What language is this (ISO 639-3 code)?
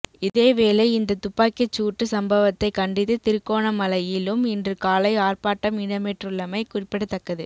tam